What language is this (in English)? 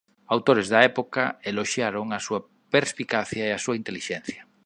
Galician